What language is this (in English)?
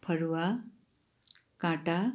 Nepali